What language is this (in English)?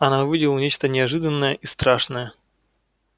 Russian